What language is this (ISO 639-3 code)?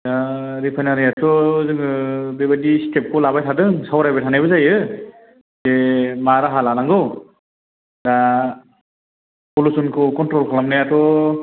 brx